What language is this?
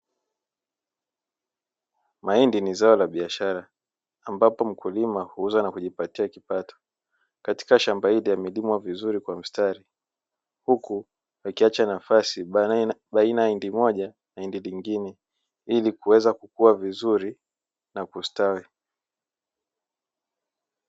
Swahili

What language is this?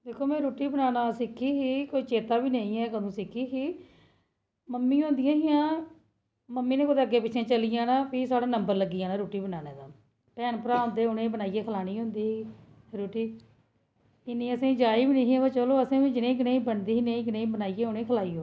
Dogri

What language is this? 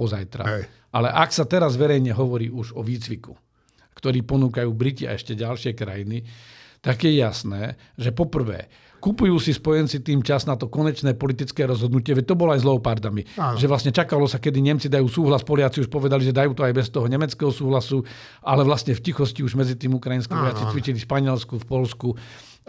Slovak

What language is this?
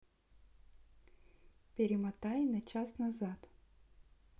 Russian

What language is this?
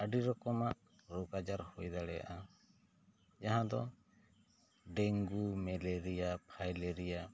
Santali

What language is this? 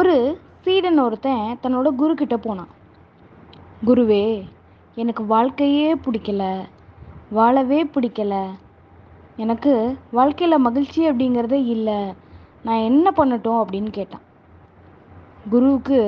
Tamil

